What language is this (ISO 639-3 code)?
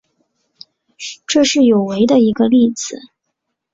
zho